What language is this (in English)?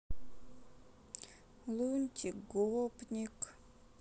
Russian